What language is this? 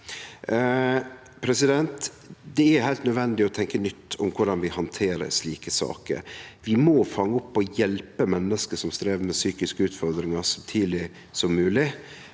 Norwegian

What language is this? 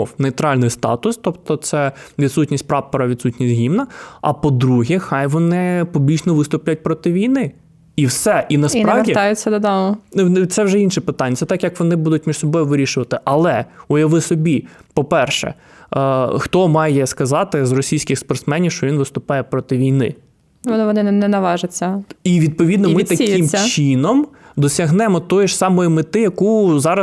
Ukrainian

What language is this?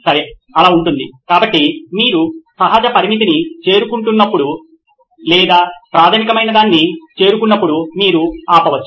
Telugu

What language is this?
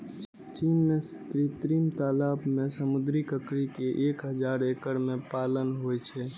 Maithili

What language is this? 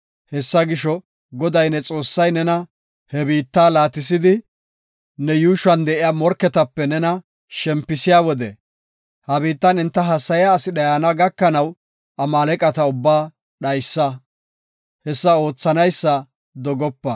Gofa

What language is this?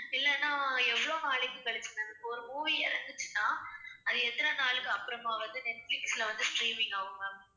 Tamil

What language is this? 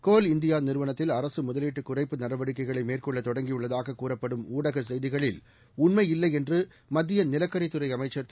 Tamil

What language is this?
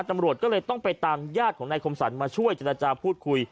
Thai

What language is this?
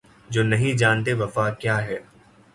Urdu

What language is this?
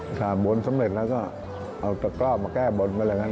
Thai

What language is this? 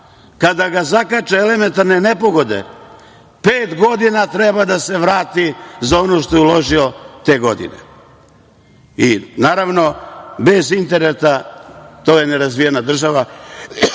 Serbian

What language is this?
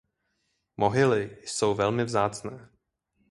Czech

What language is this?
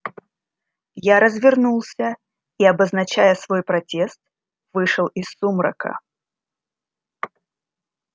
Russian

